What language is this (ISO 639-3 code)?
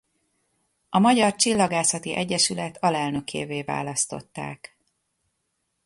hun